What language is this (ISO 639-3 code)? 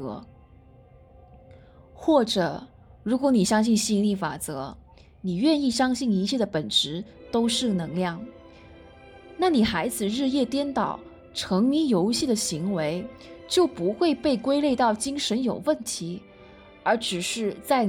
zho